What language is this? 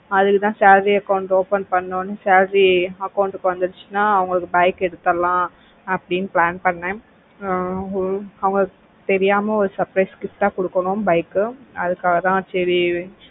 Tamil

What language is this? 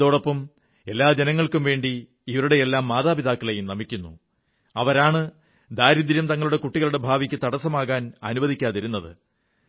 Malayalam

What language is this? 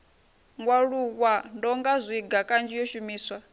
Venda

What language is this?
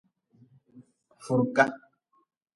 Nawdm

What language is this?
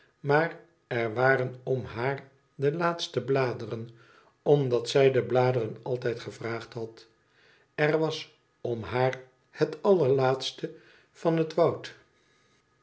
Dutch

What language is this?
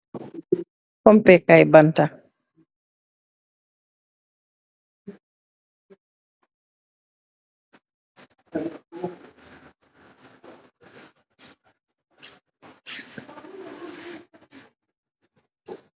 Wolof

